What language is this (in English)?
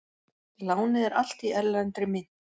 Icelandic